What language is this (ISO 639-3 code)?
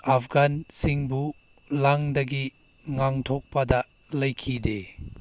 mni